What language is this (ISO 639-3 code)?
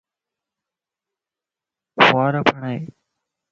lss